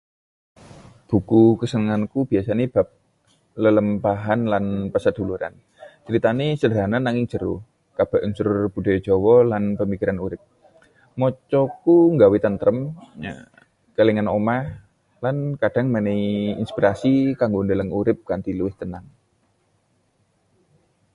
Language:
Javanese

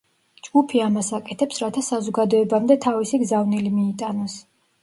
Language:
Georgian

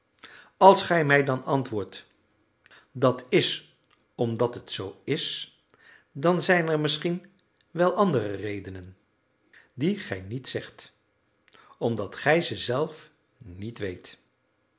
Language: Dutch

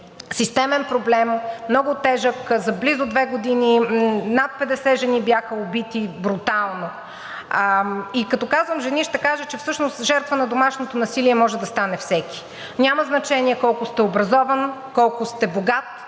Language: Bulgarian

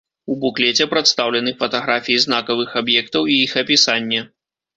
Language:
Belarusian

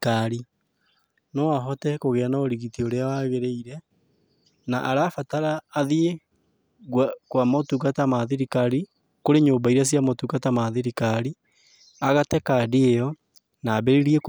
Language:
Kikuyu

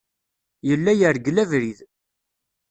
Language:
Kabyle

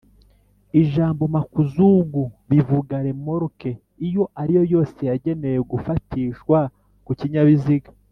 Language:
Kinyarwanda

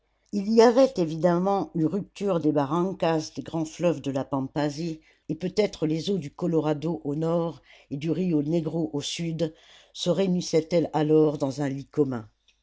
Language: French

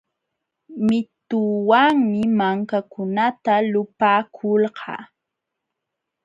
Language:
Jauja Wanca Quechua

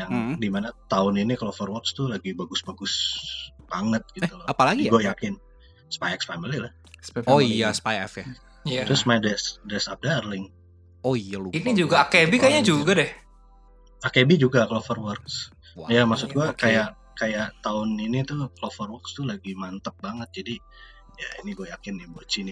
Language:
Indonesian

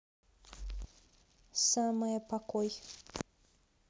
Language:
Russian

